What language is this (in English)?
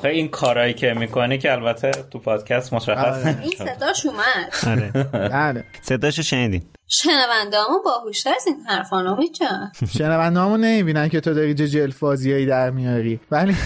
Persian